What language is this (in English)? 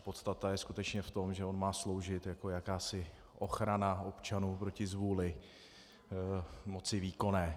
Czech